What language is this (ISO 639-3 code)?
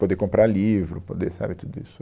por